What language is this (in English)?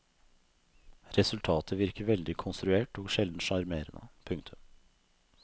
Norwegian